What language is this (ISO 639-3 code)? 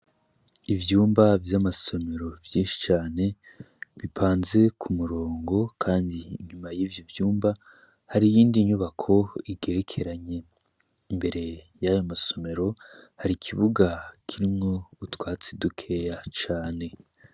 run